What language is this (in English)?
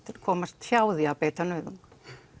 Icelandic